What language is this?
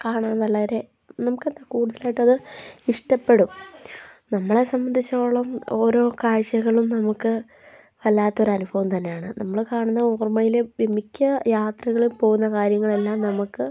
Malayalam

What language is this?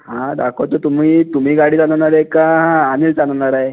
Marathi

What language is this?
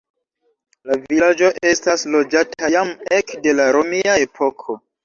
Esperanto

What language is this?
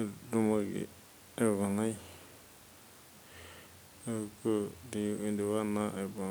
Masai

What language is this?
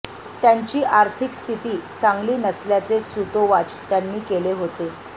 Marathi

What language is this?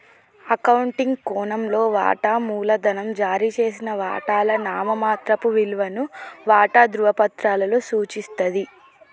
Telugu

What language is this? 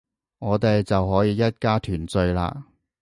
Cantonese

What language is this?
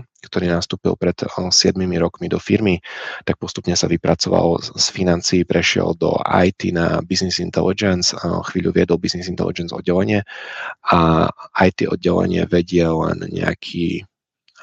Czech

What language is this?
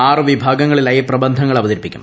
Malayalam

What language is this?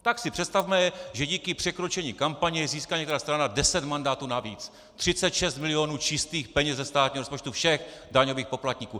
Czech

